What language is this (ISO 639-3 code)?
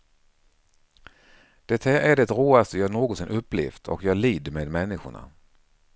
swe